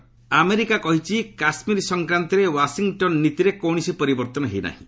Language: Odia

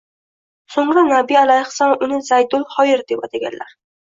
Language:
Uzbek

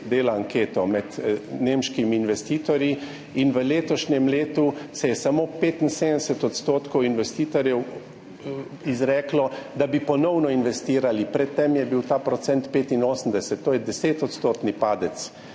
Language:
Slovenian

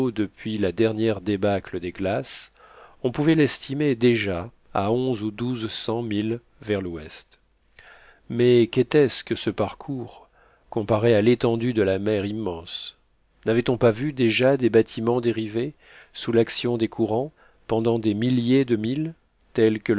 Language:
French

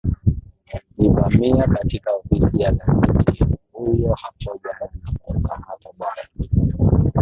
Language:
Swahili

